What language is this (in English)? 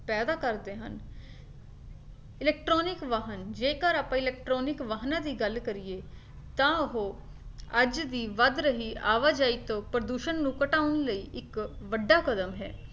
Punjabi